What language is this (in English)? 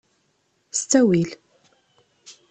Kabyle